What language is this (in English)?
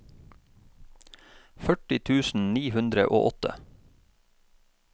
Norwegian